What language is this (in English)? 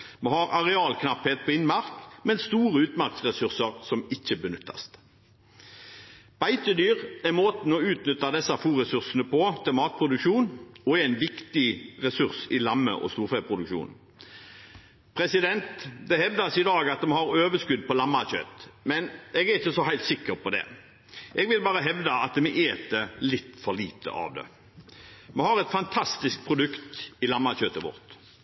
Norwegian Bokmål